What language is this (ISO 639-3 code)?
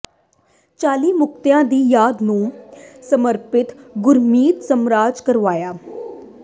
pan